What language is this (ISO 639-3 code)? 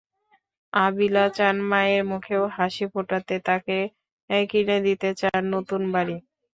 ben